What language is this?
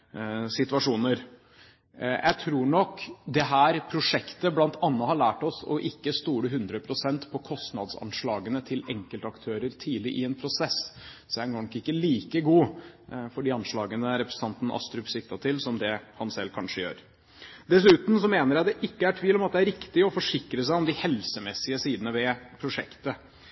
Norwegian Bokmål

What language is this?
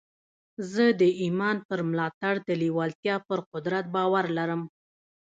Pashto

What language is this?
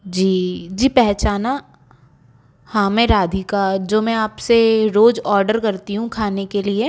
Hindi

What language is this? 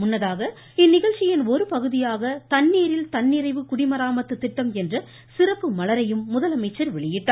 Tamil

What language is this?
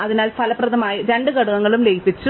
Malayalam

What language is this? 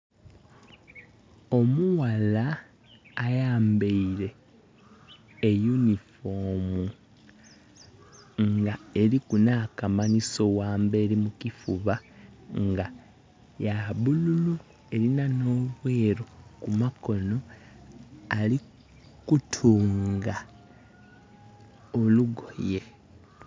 Soga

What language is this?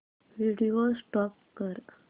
Marathi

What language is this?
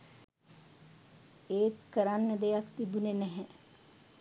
Sinhala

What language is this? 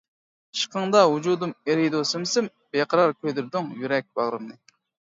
Uyghur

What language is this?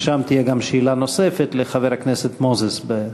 Hebrew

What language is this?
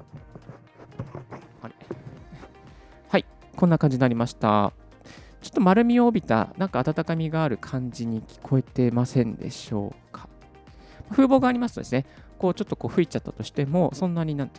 Japanese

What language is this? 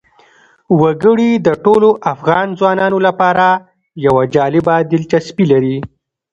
Pashto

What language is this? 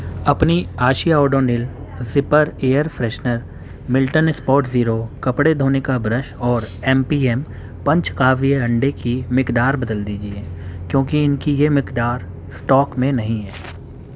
Urdu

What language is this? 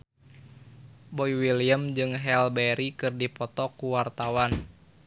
Sundanese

